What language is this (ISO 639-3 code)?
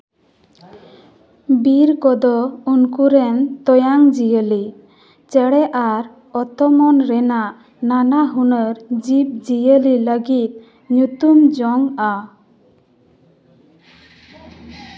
sat